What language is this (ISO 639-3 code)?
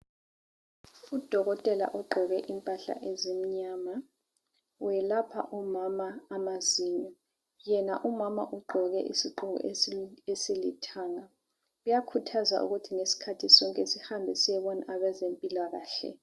nde